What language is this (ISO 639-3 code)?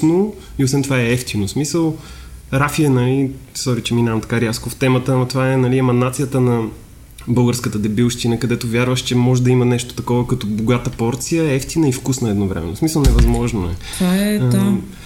bul